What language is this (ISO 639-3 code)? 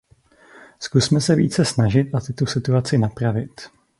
ces